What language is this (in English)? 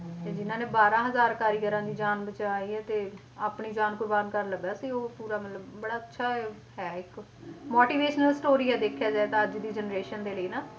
Punjabi